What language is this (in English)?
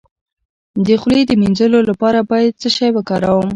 Pashto